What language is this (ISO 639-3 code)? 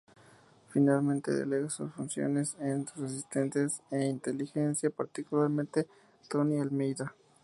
spa